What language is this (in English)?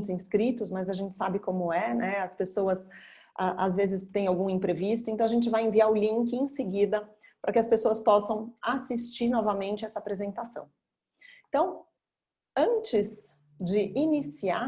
Portuguese